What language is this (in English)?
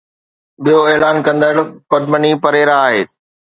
Sindhi